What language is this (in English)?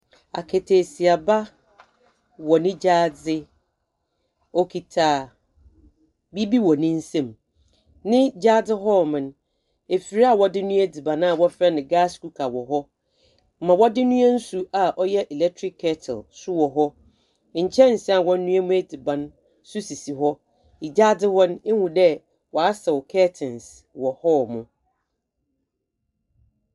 Akan